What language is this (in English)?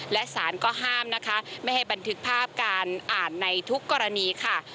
Thai